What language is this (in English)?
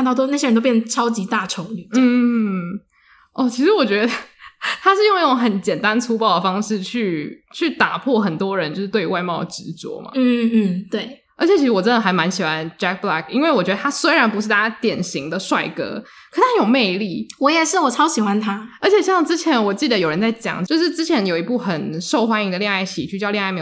Chinese